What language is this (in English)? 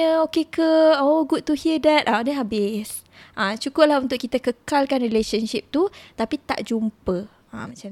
Malay